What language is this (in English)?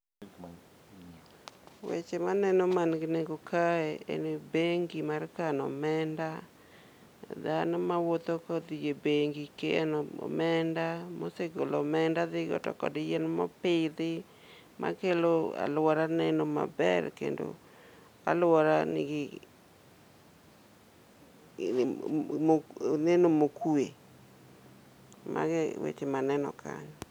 Luo (Kenya and Tanzania)